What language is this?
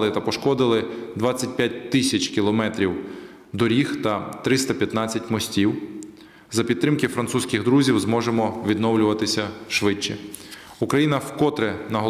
Ukrainian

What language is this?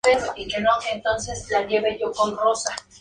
Spanish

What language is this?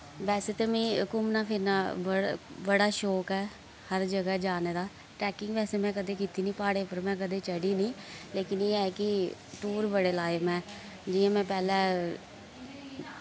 Dogri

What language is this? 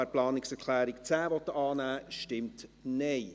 Swiss German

